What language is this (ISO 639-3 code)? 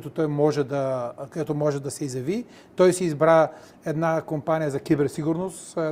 bul